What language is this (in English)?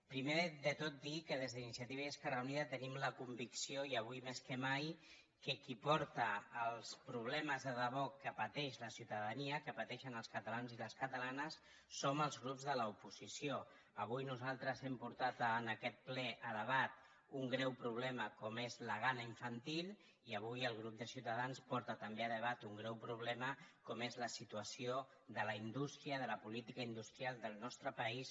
Catalan